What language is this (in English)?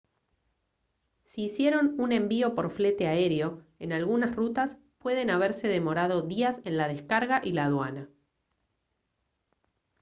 Spanish